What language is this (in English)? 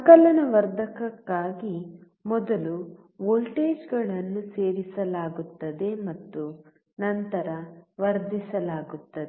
Kannada